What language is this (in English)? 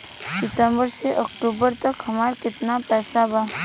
Bhojpuri